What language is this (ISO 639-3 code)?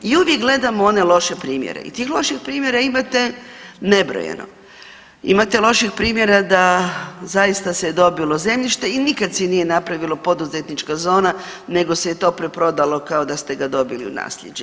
hrv